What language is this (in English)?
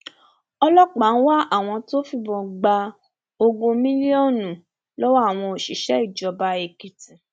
Yoruba